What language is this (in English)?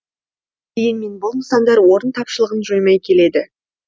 Kazakh